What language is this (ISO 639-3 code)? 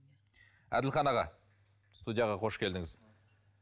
kaz